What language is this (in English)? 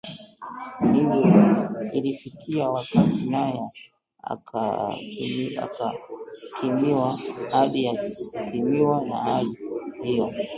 Swahili